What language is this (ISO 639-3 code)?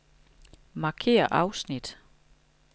dan